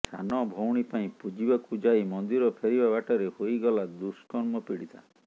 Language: Odia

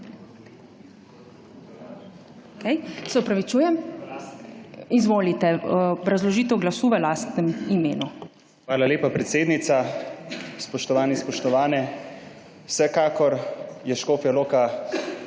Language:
Slovenian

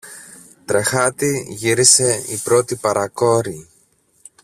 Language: Greek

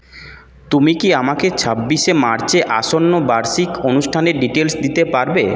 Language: Bangla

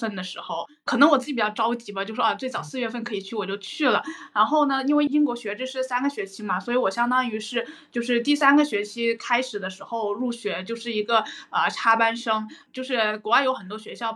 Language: Chinese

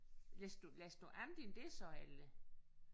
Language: Danish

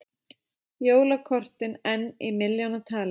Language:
Icelandic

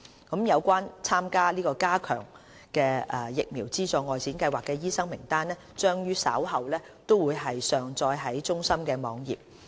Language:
Cantonese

